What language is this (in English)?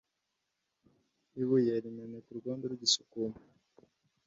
Kinyarwanda